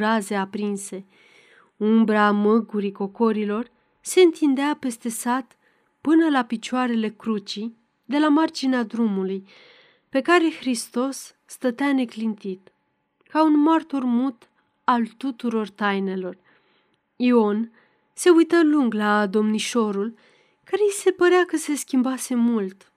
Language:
Romanian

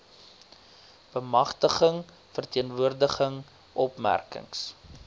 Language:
Afrikaans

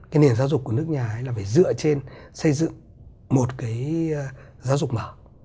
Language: Vietnamese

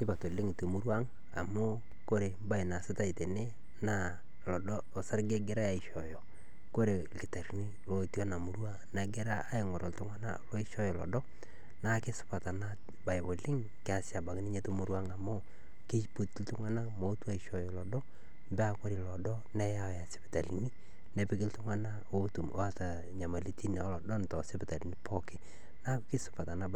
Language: Masai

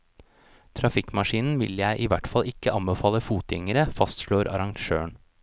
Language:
Norwegian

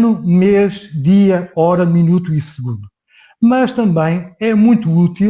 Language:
Portuguese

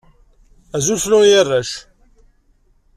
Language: Kabyle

